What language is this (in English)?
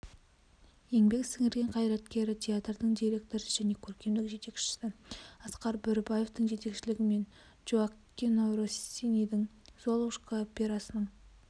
Kazakh